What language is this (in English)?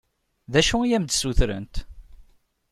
Kabyle